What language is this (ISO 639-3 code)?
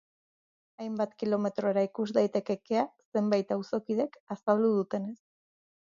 eus